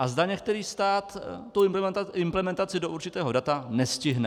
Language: Czech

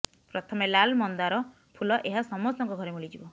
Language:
Odia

